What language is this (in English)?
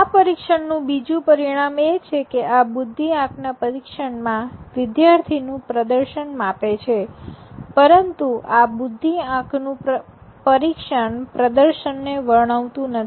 Gujarati